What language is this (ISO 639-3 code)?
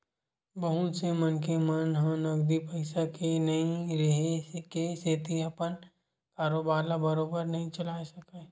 hne